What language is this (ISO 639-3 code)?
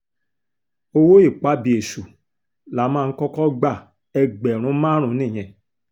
yor